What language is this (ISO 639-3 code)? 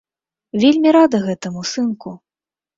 bel